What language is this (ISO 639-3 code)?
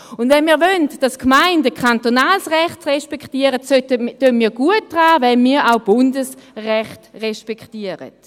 gsw